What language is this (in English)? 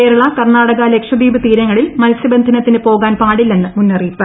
Malayalam